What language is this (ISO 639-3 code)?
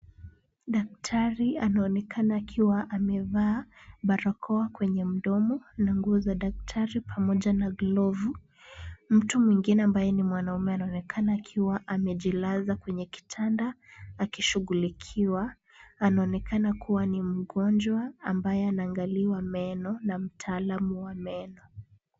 swa